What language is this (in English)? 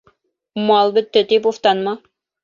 Bashkir